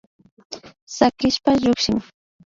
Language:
Imbabura Highland Quichua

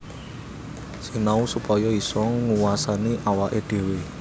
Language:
Javanese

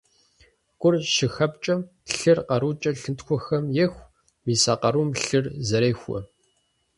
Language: Kabardian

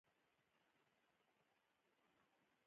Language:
Pashto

